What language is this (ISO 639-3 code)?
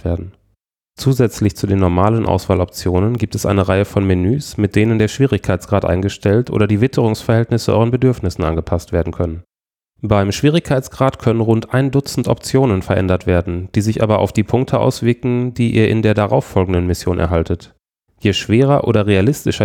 deu